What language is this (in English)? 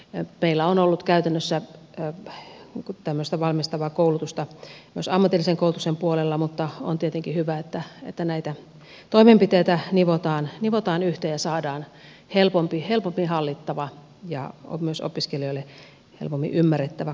Finnish